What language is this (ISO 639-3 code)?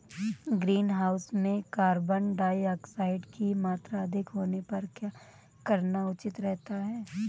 hin